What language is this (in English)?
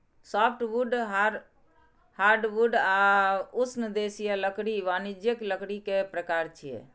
Maithili